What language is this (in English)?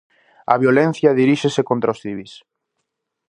Galician